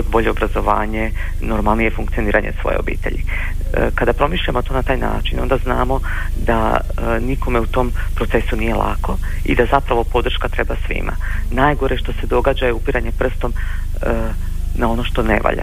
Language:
Croatian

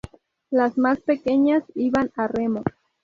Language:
Spanish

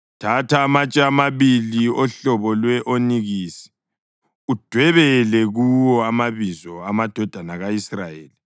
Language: North Ndebele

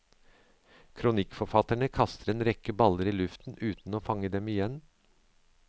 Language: Norwegian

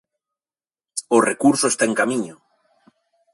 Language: Galician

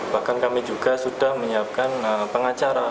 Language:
Indonesian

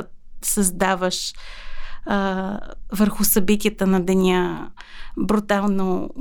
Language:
Bulgarian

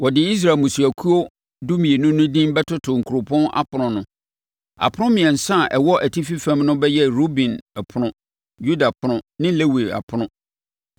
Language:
Akan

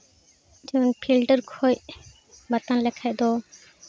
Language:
Santali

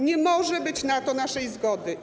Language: Polish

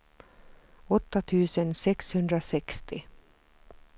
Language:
Swedish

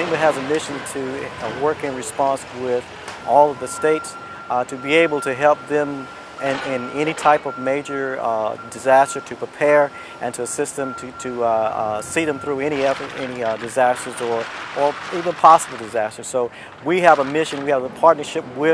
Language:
English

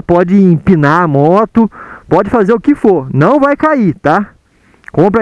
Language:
Portuguese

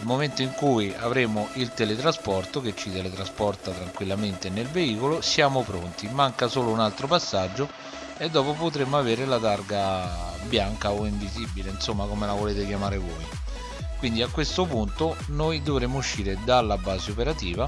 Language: Italian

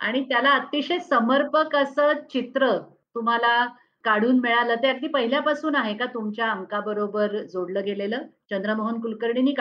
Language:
Marathi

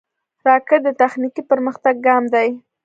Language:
Pashto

